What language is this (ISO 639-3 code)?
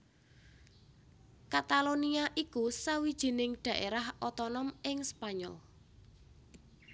jav